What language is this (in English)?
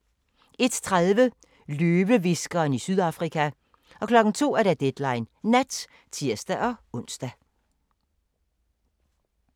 Danish